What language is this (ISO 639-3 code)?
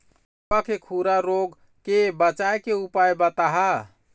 hne